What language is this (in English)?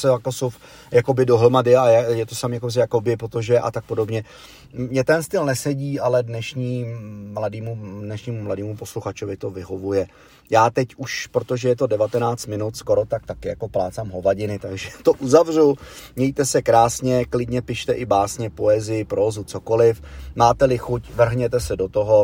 Czech